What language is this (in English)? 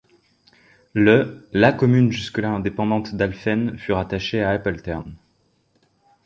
French